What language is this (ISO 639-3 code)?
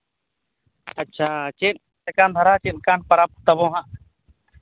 sat